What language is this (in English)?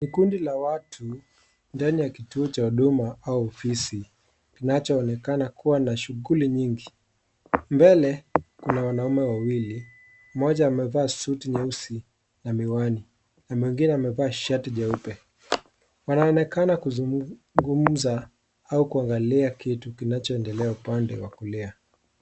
Swahili